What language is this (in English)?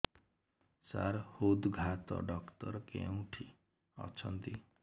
Odia